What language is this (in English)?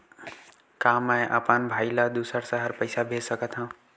Chhattisgarhi